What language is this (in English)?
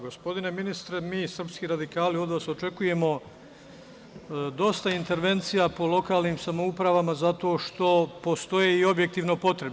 Serbian